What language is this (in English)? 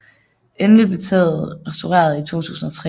Danish